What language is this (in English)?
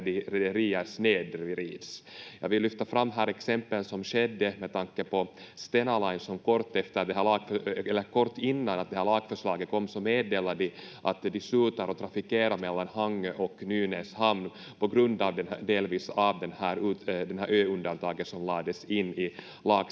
Finnish